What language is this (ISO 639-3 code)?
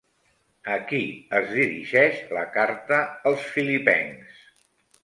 cat